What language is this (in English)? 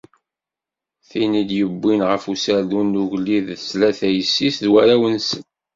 Kabyle